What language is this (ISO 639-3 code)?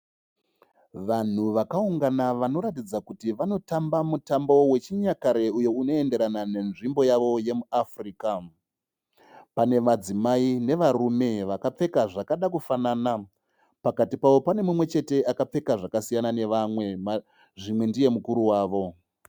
sna